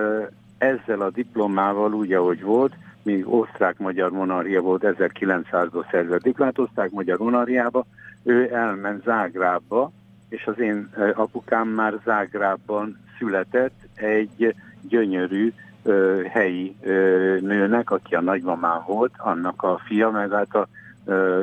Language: Hungarian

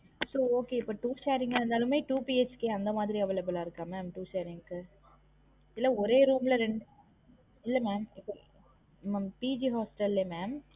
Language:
Tamil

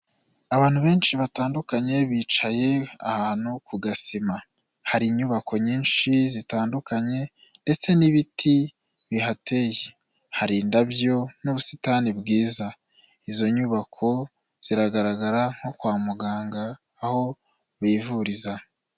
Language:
Kinyarwanda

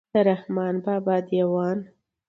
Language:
Pashto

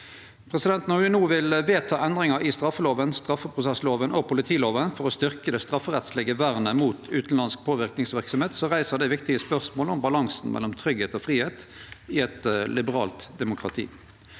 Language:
Norwegian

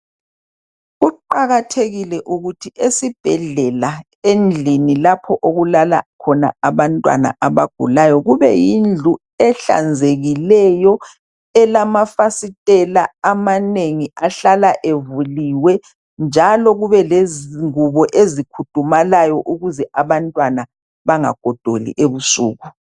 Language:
North Ndebele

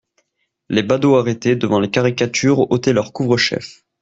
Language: French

